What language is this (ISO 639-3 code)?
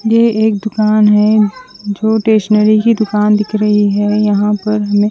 hin